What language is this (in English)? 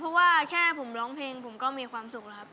Thai